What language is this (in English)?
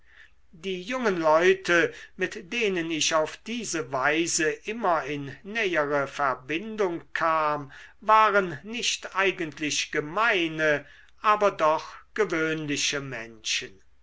German